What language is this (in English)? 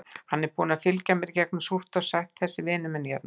Icelandic